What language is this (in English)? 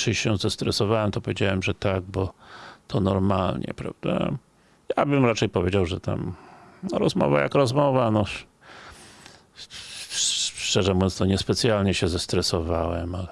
Polish